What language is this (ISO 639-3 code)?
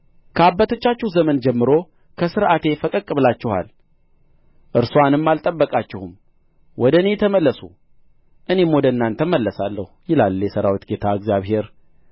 amh